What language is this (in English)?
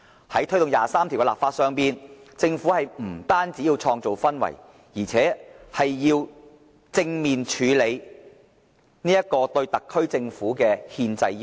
Cantonese